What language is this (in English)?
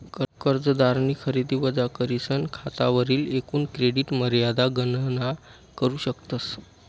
Marathi